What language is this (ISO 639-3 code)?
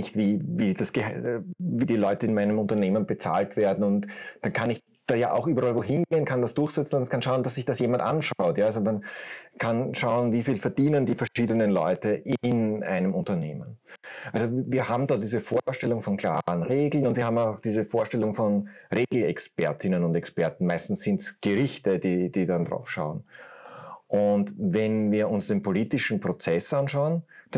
deu